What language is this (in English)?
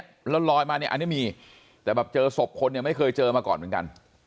Thai